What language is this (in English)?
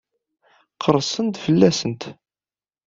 Kabyle